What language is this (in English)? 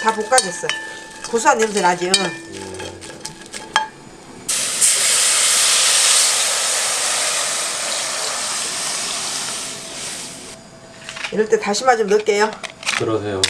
Korean